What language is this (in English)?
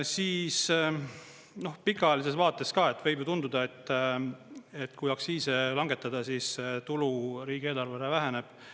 Estonian